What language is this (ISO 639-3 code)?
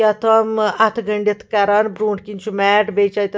kas